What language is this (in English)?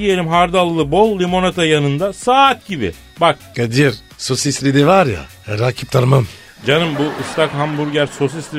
Turkish